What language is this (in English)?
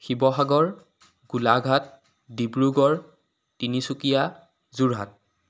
Assamese